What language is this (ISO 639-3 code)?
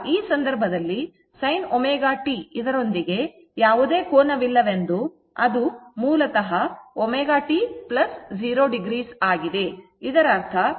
kan